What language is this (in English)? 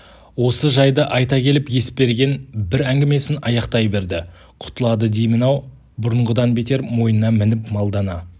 Kazakh